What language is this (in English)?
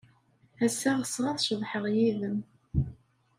Kabyle